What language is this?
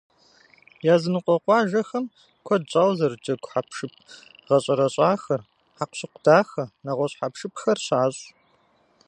Kabardian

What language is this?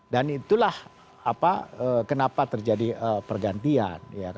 Indonesian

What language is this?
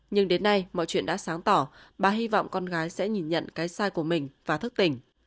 Vietnamese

